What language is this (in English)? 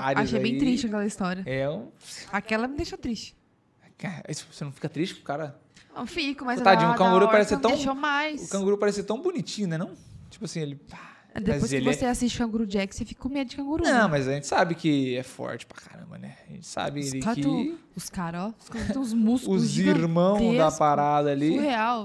Portuguese